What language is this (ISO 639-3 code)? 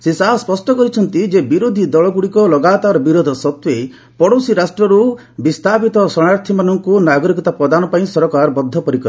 ori